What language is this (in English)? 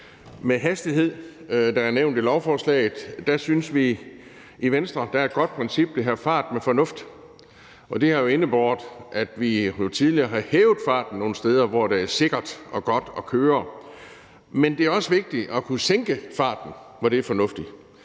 Danish